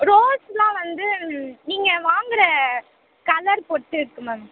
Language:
Tamil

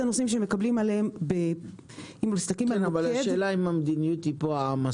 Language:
Hebrew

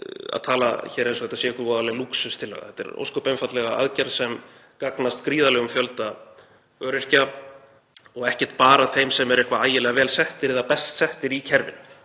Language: Icelandic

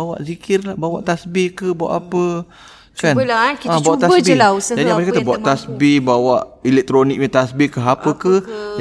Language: Malay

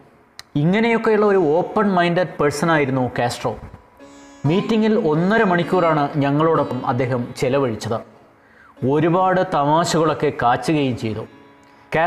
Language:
Malayalam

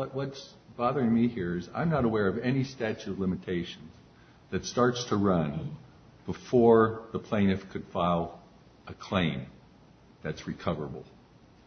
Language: English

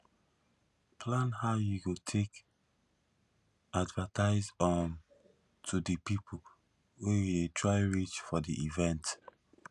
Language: Nigerian Pidgin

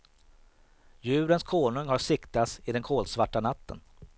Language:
Swedish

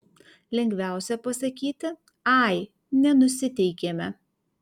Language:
Lithuanian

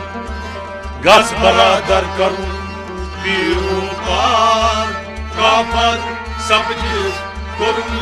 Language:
Romanian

